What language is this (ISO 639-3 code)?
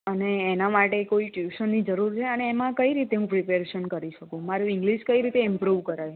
guj